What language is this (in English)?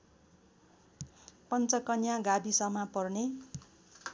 Nepali